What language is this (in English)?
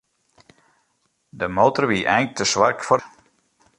Western Frisian